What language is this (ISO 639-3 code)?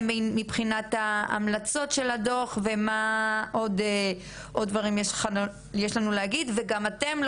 heb